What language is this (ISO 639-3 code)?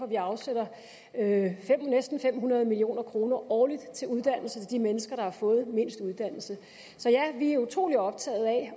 dan